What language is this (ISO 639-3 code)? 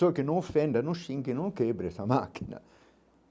por